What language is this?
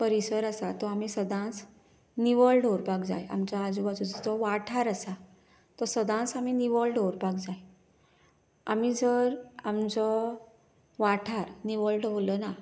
Konkani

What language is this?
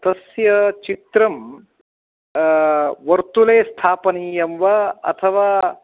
Sanskrit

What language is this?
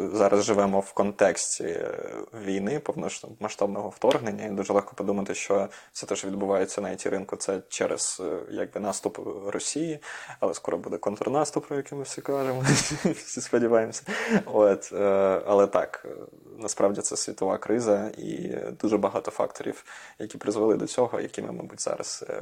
Ukrainian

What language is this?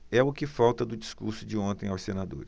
Portuguese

